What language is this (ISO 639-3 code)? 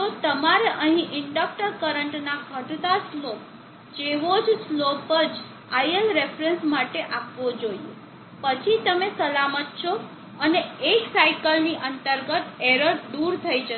guj